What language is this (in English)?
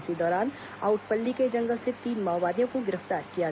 Hindi